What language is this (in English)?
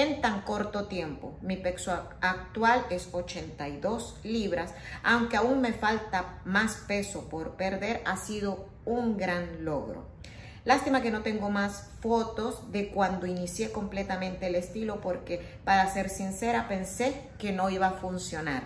Spanish